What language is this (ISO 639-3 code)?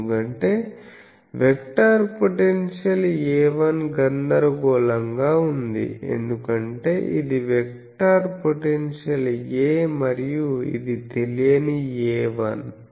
tel